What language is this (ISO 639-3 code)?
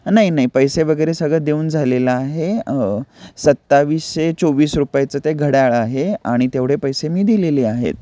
mar